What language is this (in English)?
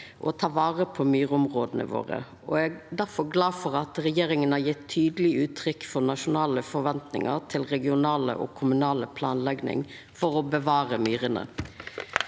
Norwegian